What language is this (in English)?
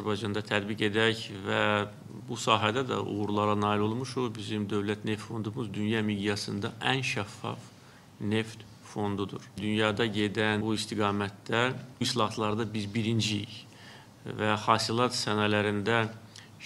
Turkish